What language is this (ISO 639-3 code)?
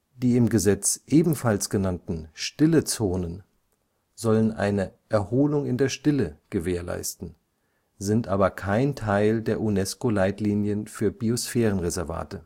deu